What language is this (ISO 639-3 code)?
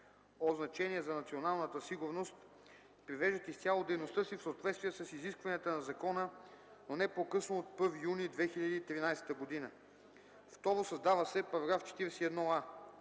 bul